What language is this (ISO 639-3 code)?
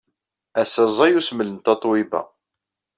kab